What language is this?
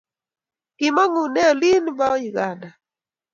Kalenjin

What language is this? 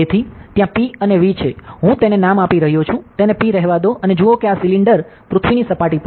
Gujarati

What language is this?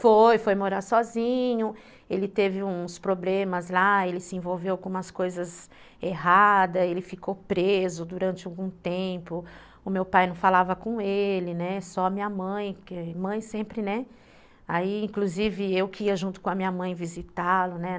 Portuguese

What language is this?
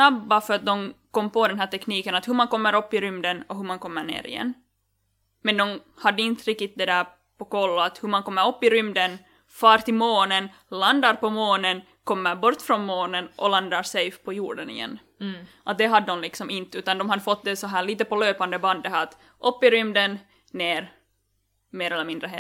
Swedish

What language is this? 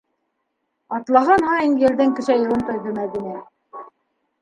Bashkir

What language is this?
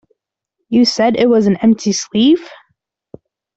English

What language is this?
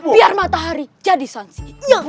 Indonesian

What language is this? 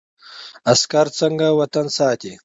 Pashto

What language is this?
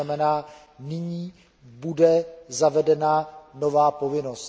Czech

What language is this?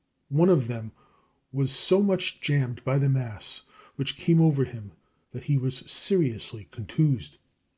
English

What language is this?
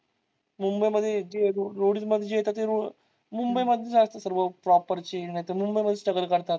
Marathi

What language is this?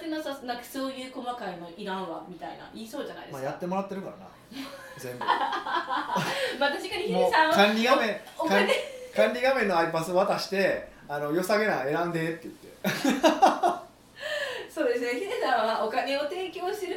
Japanese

